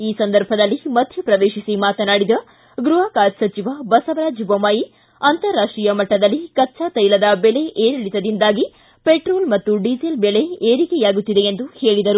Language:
Kannada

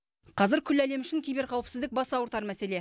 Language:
Kazakh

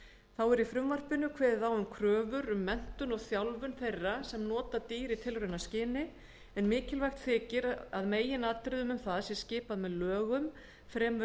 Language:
Icelandic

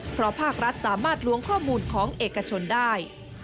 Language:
Thai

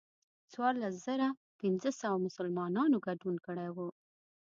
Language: Pashto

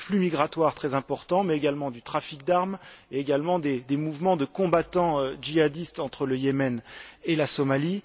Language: French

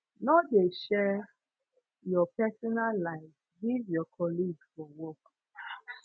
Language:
Nigerian Pidgin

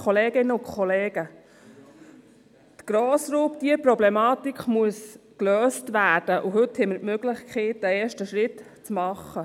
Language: Swiss German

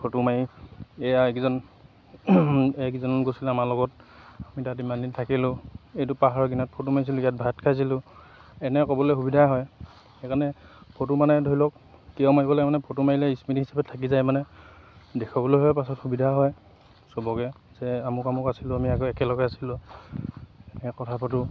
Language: Assamese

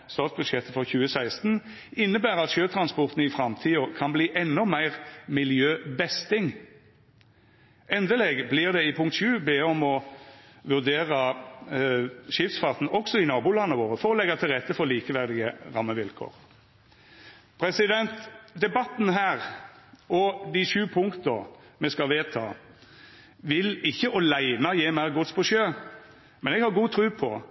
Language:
Norwegian Nynorsk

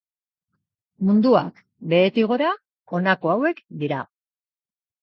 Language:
Basque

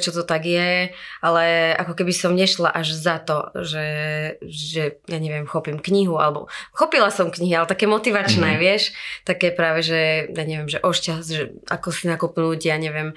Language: Slovak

